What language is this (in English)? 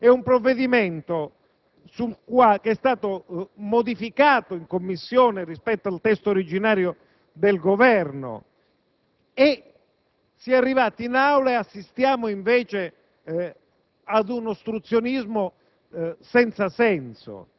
Italian